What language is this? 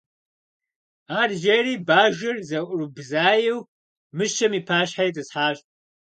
Kabardian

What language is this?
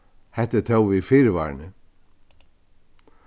Faroese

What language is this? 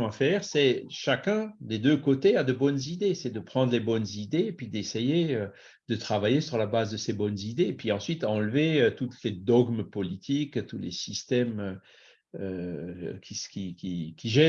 French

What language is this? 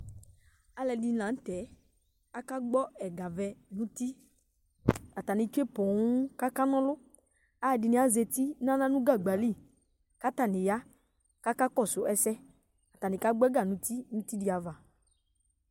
Ikposo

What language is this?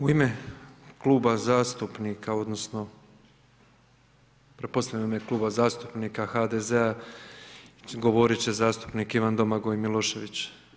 Croatian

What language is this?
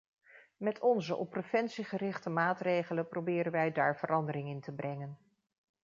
Dutch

